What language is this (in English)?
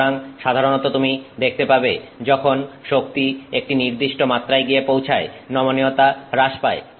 Bangla